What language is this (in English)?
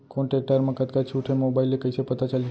Chhattisgarhi